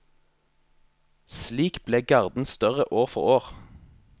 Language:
Norwegian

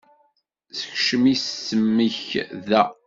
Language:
Kabyle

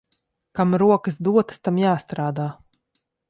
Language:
Latvian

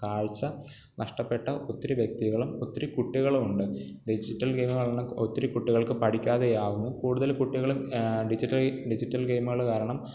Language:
Malayalam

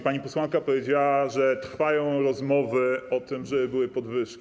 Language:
Polish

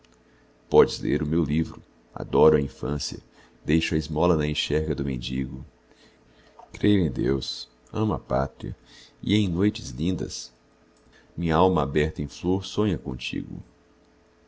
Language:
Portuguese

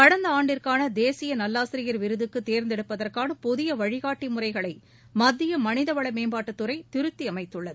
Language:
Tamil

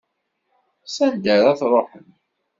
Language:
Kabyle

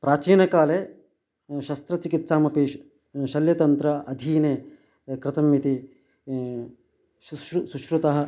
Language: Sanskrit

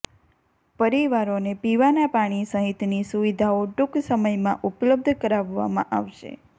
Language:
Gujarati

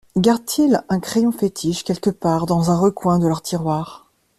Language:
French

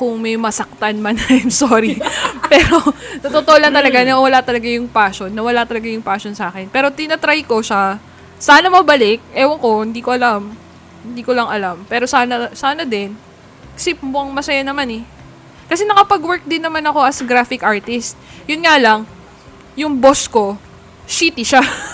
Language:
Filipino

